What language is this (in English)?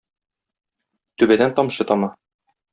Tatar